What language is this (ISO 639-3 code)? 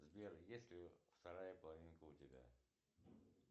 rus